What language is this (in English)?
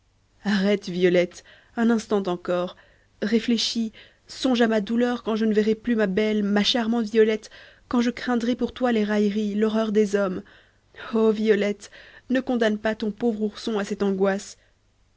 French